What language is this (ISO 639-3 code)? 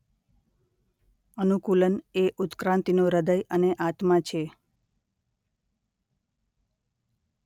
guj